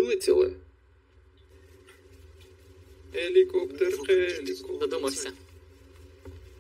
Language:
Romanian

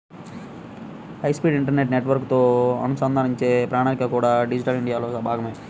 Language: Telugu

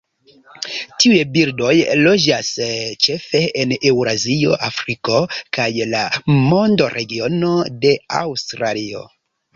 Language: Esperanto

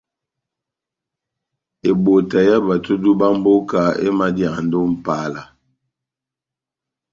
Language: Batanga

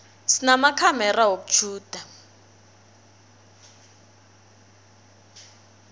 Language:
South Ndebele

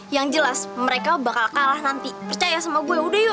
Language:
Indonesian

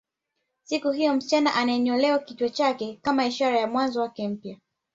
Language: Swahili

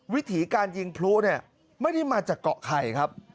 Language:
Thai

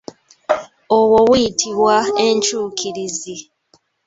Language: Ganda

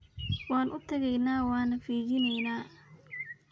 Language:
Somali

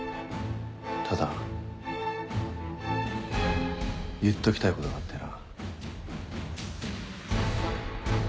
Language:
Japanese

